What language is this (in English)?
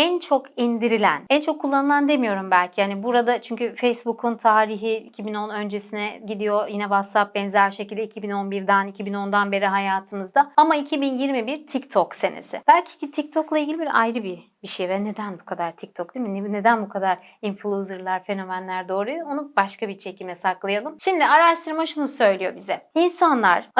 Turkish